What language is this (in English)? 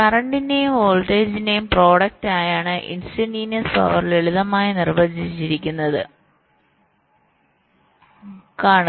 Malayalam